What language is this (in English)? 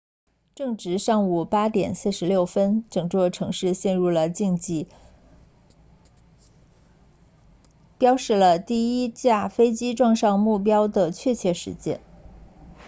Chinese